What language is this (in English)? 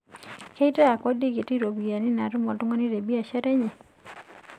Masai